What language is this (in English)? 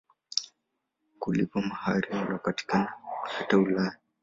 Swahili